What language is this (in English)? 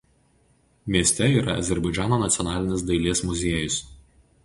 Lithuanian